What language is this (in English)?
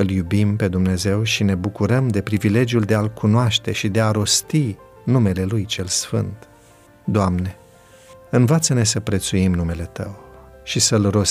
Romanian